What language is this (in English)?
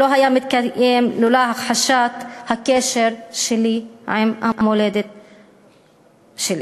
Hebrew